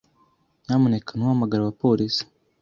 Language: Kinyarwanda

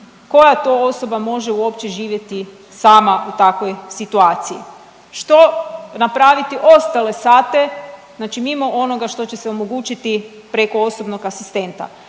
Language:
Croatian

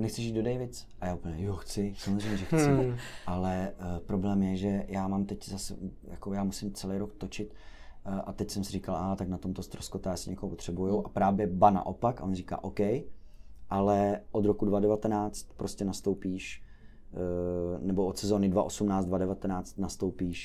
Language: Czech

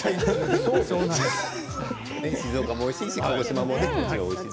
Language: Japanese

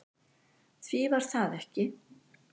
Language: Icelandic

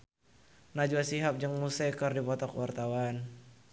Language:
Sundanese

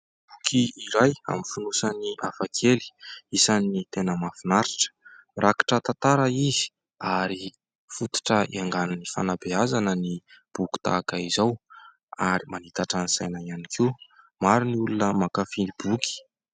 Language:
Malagasy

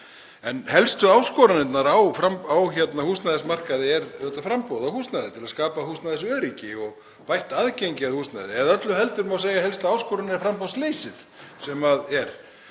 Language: Icelandic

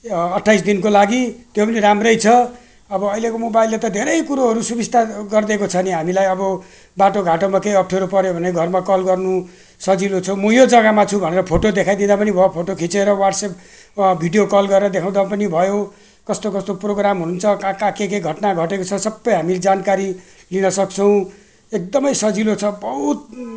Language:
Nepali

